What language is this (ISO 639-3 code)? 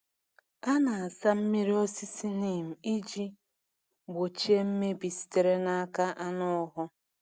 ibo